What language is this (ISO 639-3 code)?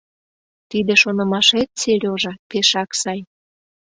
chm